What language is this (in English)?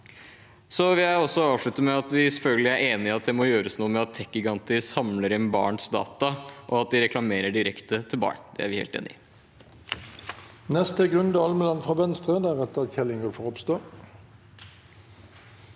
Norwegian